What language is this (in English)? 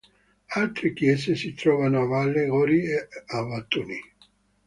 Italian